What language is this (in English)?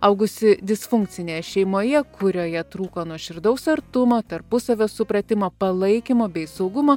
Lithuanian